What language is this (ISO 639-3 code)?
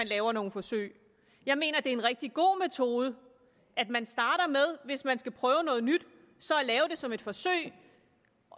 dan